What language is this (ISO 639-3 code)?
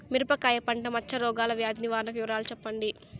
tel